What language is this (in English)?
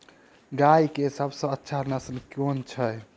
Maithili